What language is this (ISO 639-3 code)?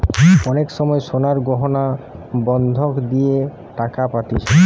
ben